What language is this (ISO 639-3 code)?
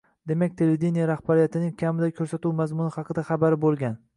uzb